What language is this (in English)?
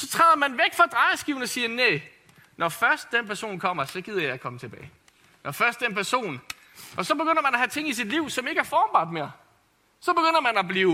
Danish